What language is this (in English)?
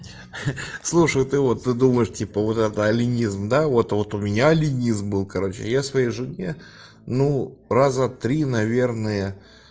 Russian